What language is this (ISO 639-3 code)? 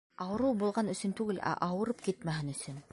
bak